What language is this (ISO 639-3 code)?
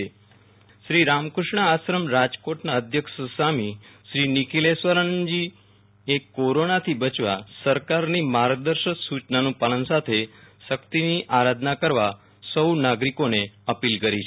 guj